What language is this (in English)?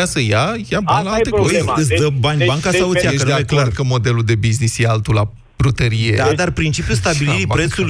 Romanian